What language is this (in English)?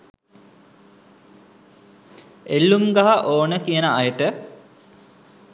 Sinhala